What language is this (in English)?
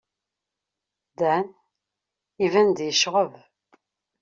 Kabyle